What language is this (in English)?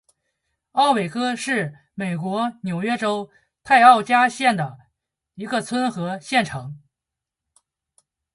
Chinese